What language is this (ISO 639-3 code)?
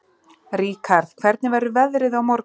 isl